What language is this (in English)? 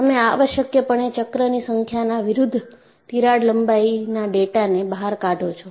Gujarati